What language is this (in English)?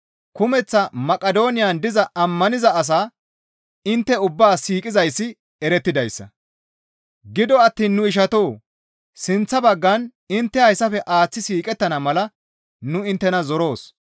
Gamo